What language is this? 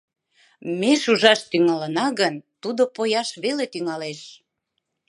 Mari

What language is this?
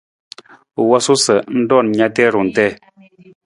Nawdm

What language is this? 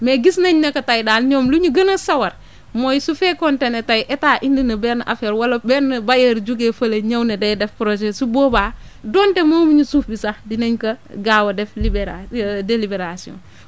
Wolof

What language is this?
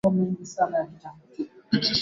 Swahili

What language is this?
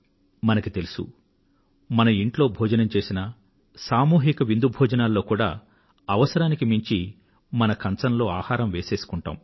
Telugu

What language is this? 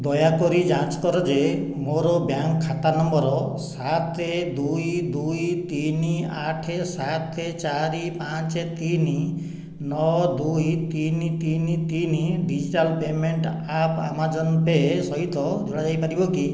Odia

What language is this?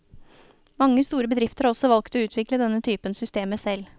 Norwegian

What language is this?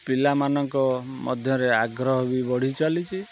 Odia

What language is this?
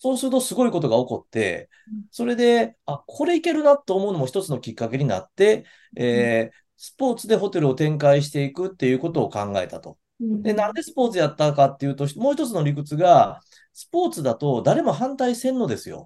Japanese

